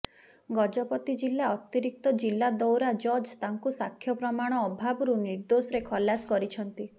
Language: Odia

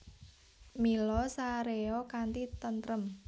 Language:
Javanese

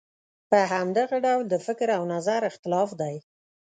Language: Pashto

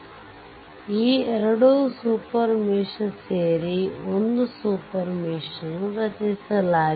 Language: Kannada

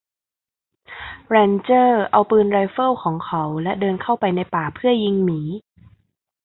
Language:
Thai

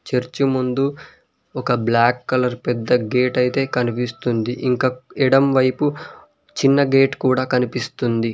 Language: Telugu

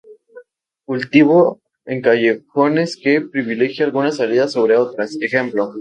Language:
Spanish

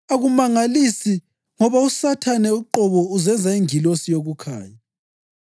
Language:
North Ndebele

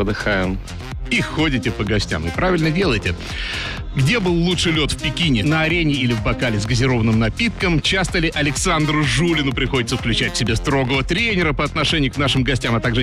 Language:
Russian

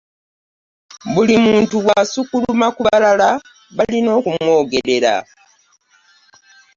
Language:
Ganda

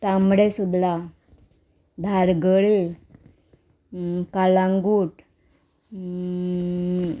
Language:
Konkani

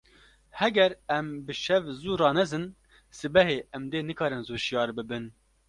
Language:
Kurdish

